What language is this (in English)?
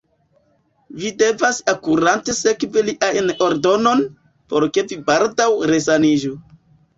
Esperanto